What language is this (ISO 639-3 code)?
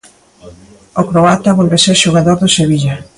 glg